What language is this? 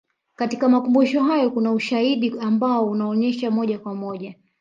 Swahili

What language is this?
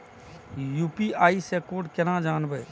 Maithili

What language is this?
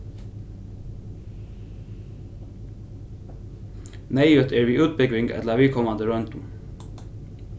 Faroese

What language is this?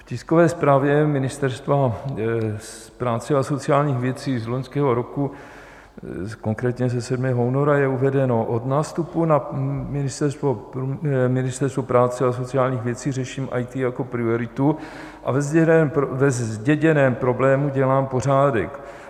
Czech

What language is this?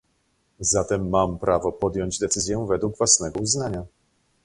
Polish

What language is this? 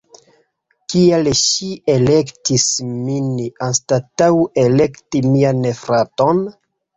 Esperanto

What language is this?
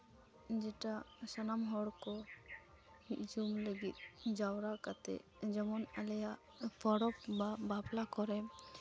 Santali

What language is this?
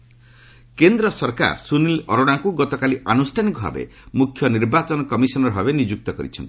Odia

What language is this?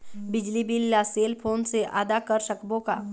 Chhattisgarhi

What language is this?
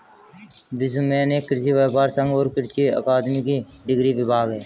Hindi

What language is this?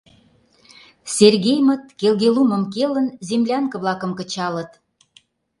Mari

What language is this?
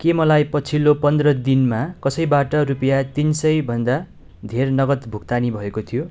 Nepali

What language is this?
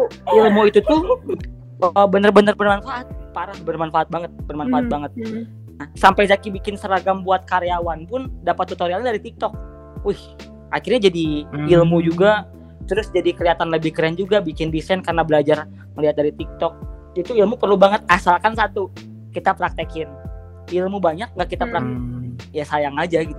Indonesian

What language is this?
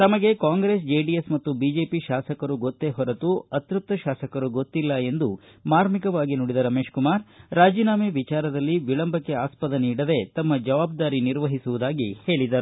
Kannada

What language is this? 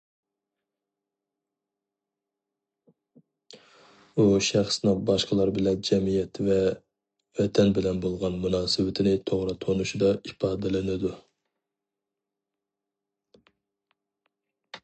Uyghur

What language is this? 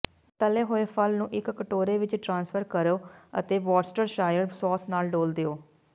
Punjabi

